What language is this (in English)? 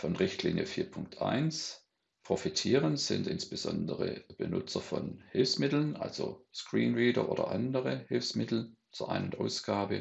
German